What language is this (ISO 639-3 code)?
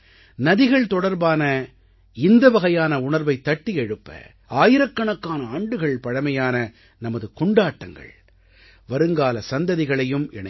tam